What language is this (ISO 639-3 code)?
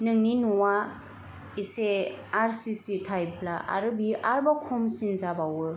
brx